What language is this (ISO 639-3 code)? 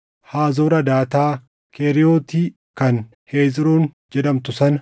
orm